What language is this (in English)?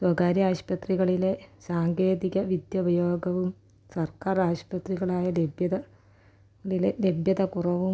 Malayalam